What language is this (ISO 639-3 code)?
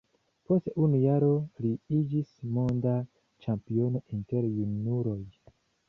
epo